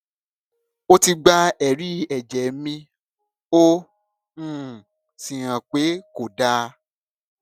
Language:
Yoruba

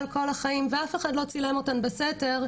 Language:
Hebrew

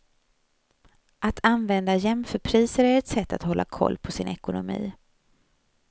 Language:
Swedish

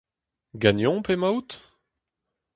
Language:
Breton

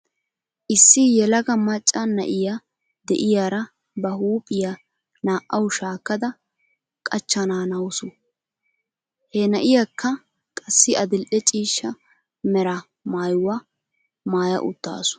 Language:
Wolaytta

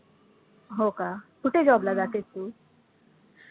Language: Marathi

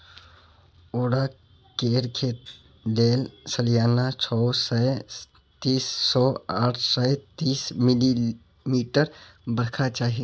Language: Maithili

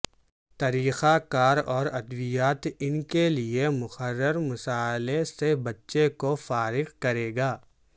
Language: Urdu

